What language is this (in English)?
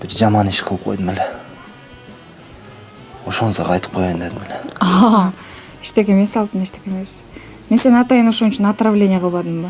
Turkish